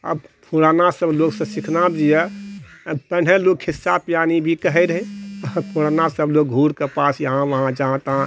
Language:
Maithili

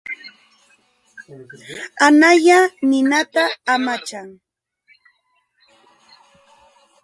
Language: Jauja Wanca Quechua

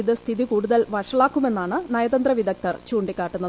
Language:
Malayalam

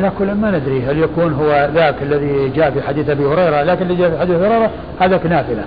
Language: Arabic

